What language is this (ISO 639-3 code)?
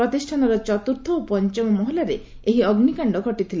ori